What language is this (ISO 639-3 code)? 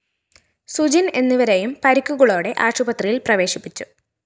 mal